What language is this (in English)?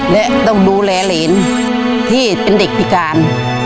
Thai